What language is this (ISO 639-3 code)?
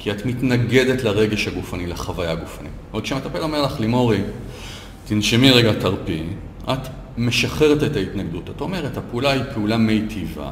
heb